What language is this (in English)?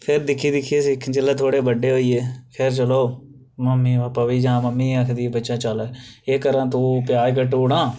Dogri